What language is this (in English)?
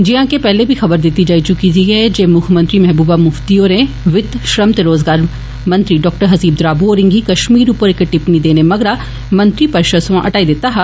Dogri